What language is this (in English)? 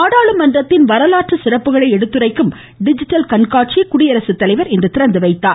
Tamil